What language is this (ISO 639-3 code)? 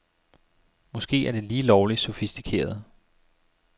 dan